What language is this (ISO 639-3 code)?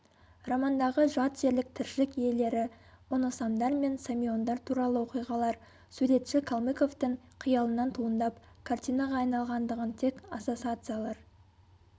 kaz